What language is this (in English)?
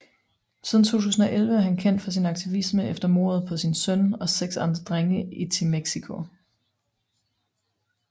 Danish